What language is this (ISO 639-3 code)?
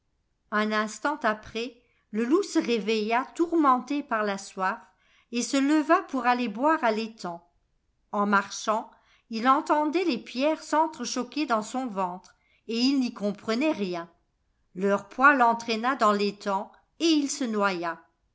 fra